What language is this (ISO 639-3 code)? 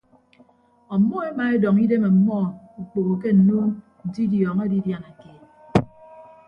ibb